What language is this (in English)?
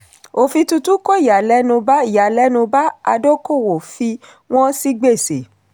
Yoruba